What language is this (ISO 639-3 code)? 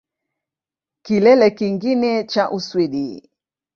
swa